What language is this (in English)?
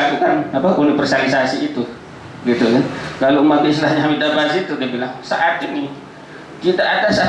Indonesian